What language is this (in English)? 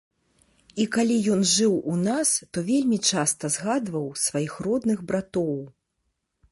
Belarusian